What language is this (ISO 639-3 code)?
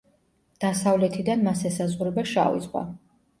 kat